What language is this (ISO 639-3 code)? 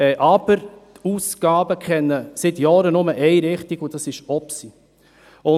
gsw